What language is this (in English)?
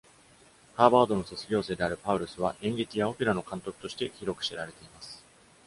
Japanese